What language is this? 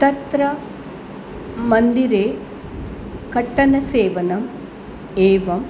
Sanskrit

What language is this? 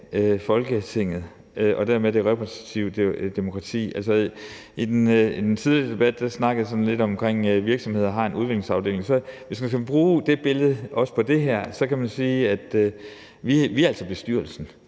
Danish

